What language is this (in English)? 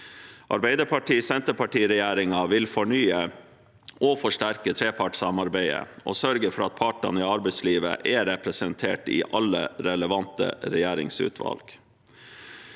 Norwegian